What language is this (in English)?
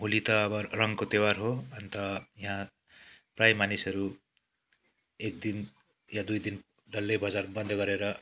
Nepali